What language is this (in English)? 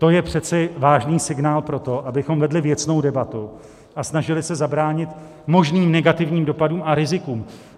Czech